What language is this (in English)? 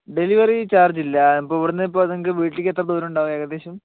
Malayalam